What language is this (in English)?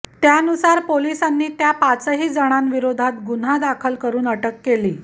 Marathi